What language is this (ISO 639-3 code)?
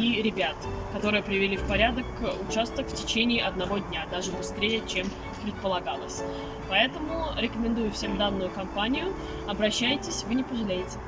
rus